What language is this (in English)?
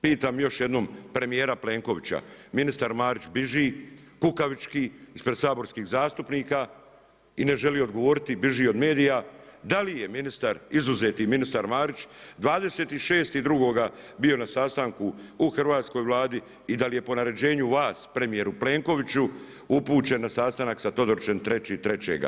Croatian